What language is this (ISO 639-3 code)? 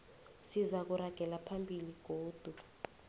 nbl